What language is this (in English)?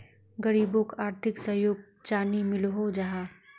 Magahi